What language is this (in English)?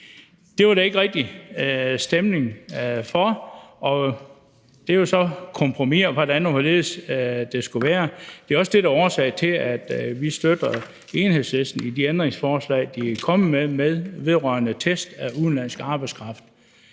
Danish